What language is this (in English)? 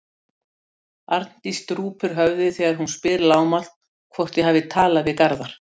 Icelandic